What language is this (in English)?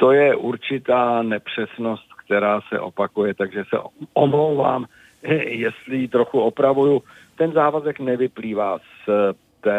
Czech